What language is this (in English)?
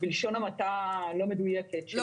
Hebrew